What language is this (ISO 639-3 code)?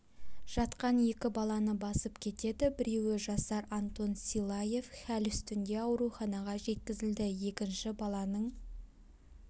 kaz